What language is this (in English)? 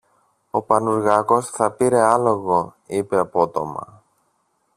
Greek